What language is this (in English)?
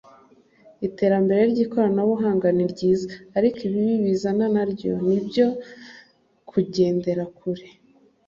Kinyarwanda